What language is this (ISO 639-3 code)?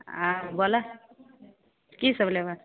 mai